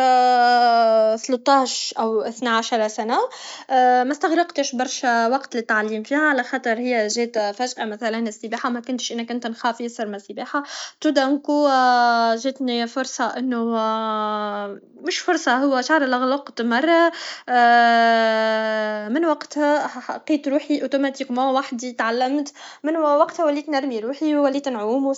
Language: Tunisian Arabic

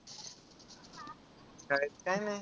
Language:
Marathi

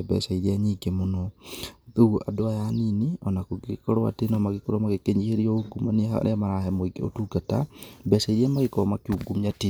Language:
Kikuyu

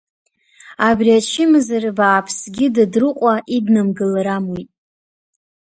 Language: Abkhazian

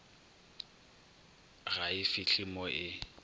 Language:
Northern Sotho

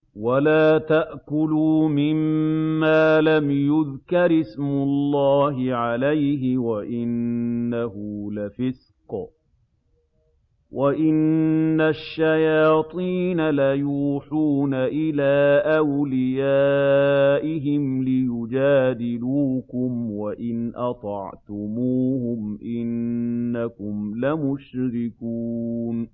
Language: Arabic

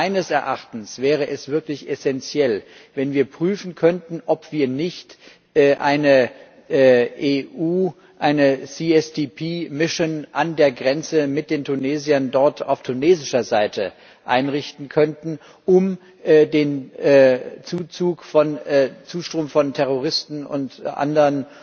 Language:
German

